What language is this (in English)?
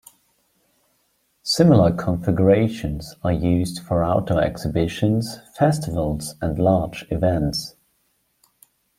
English